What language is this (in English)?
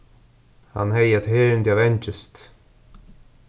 Faroese